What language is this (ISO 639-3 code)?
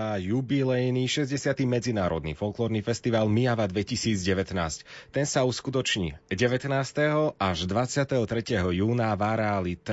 slk